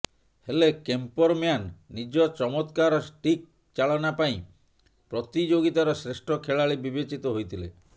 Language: Odia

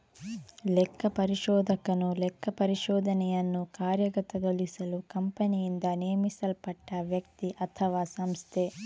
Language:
Kannada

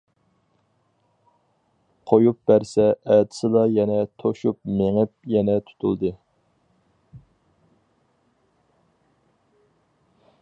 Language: Uyghur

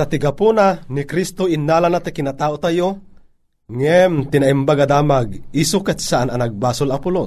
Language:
Filipino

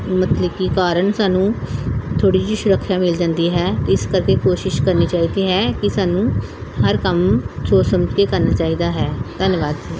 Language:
Punjabi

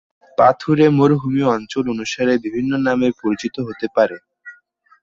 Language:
Bangla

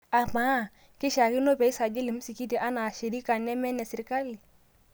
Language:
Masai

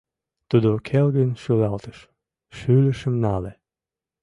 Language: Mari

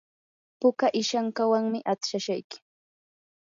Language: Yanahuanca Pasco Quechua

